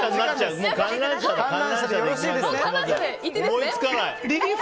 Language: Japanese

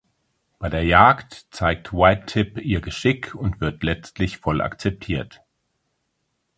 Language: German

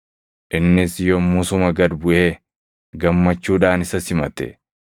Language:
Oromo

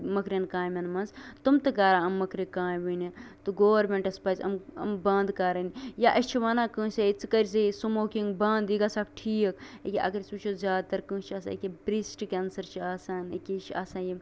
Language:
Kashmiri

